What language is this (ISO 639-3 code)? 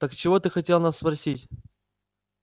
rus